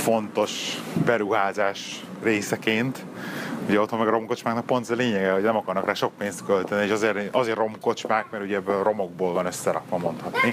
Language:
Hungarian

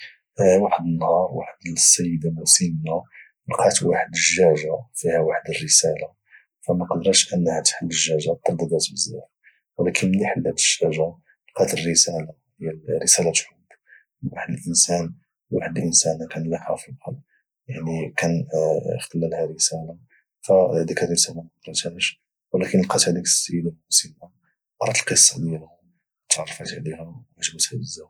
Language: Moroccan Arabic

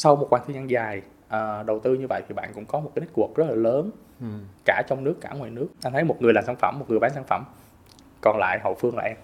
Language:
Vietnamese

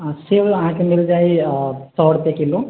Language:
Maithili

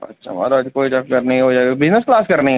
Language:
Dogri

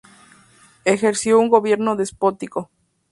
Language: Spanish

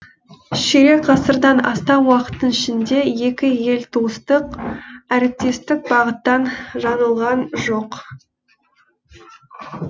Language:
Kazakh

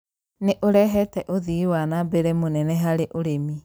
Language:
Kikuyu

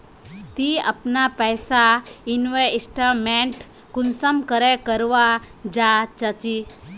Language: Magahi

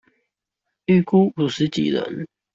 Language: Chinese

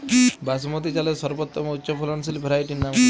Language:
Bangla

